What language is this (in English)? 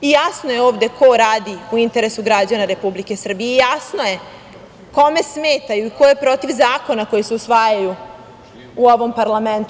Serbian